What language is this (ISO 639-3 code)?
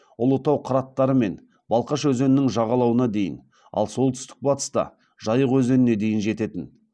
kaz